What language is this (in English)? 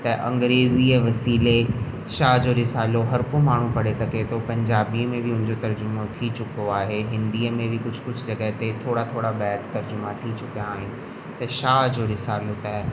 Sindhi